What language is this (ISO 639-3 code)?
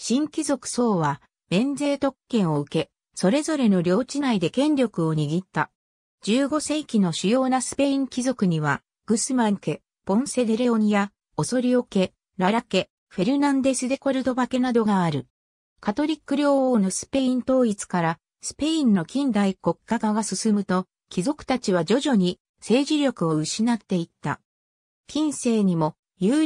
jpn